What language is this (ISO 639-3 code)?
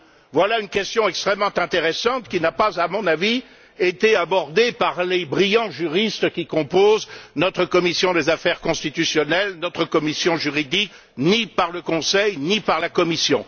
fra